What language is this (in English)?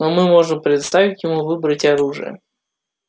Russian